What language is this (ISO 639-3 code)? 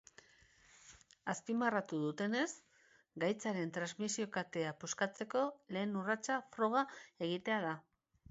eus